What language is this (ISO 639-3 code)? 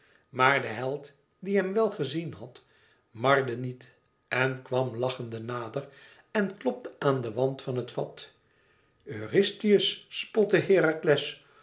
nld